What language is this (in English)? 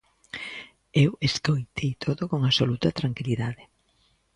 Galician